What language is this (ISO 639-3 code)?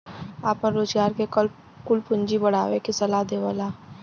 bho